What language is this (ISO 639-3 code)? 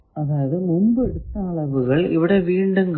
mal